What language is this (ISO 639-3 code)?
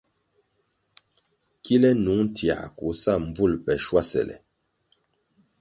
nmg